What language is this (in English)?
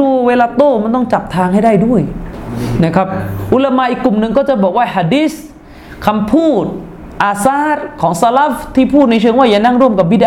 Thai